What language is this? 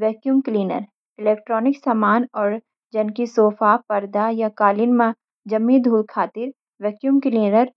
Garhwali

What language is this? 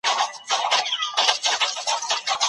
Pashto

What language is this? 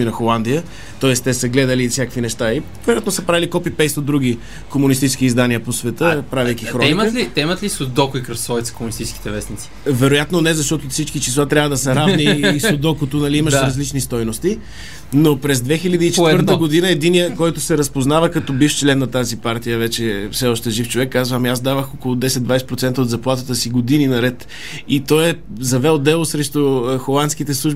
Bulgarian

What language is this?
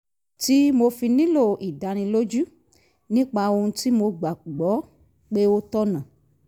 Yoruba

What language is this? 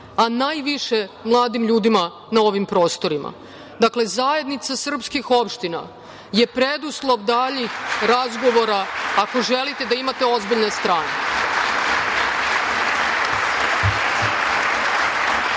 Serbian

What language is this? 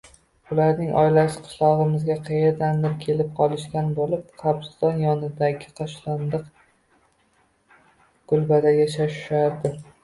Uzbek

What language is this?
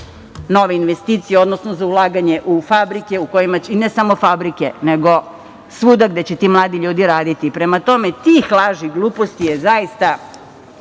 Serbian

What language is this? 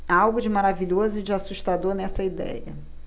Portuguese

